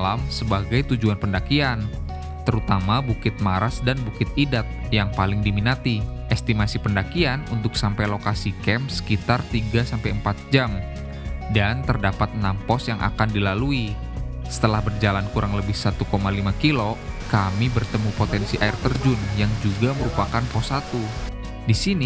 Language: Indonesian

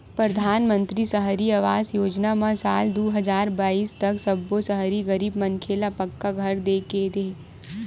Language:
Chhattisgarhi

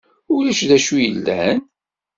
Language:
Kabyle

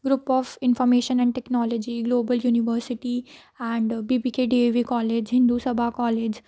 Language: Punjabi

